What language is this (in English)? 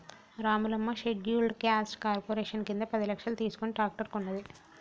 Telugu